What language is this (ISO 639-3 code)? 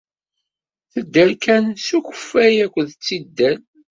kab